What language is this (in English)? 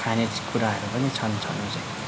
Nepali